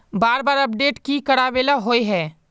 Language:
Magahi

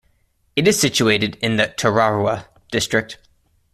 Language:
English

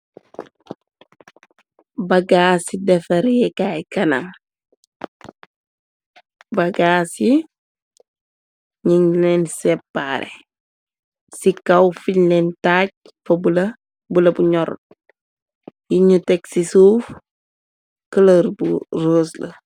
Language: Wolof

